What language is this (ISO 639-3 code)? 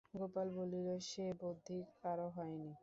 ben